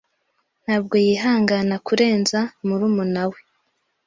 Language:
Kinyarwanda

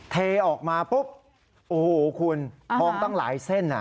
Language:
Thai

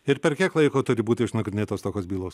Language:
Lithuanian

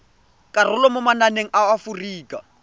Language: Tswana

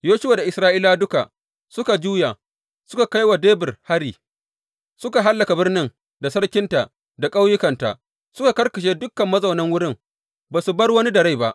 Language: Hausa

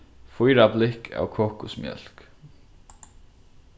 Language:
Faroese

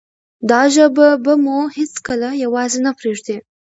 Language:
Pashto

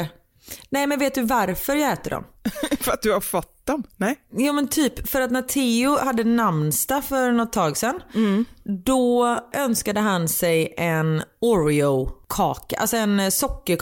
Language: Swedish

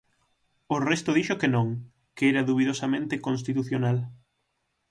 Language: Galician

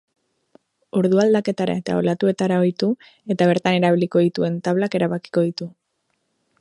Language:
Basque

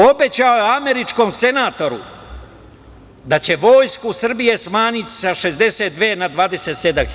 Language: Serbian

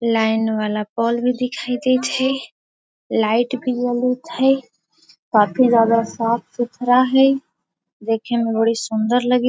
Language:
Magahi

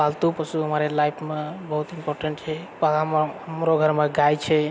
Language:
Maithili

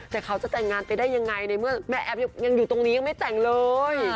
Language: Thai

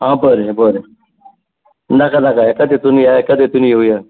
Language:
Konkani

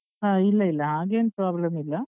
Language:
Kannada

